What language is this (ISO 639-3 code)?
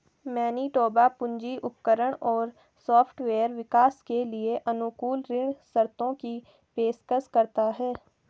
hin